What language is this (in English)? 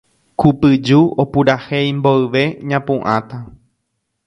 Guarani